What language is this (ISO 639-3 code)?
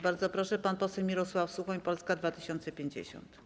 pol